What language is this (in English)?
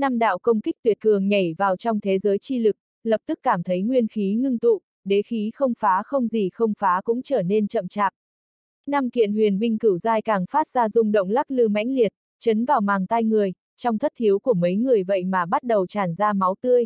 Vietnamese